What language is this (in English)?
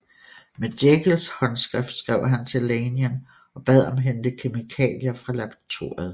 Danish